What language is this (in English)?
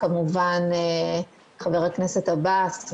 Hebrew